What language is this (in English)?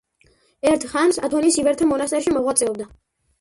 Georgian